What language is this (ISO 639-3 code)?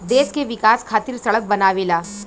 bho